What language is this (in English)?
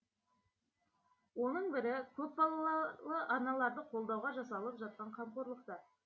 Kazakh